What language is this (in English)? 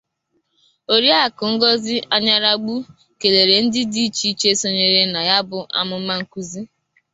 Igbo